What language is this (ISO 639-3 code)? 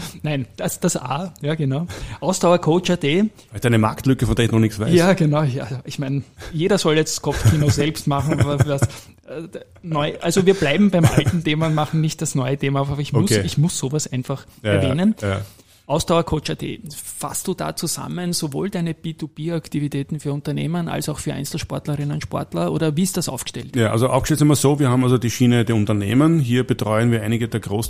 deu